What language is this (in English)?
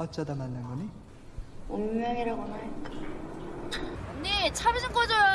Korean